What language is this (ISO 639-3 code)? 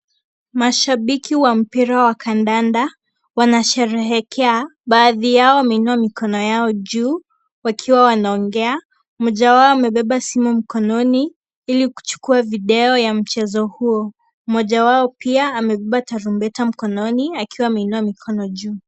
swa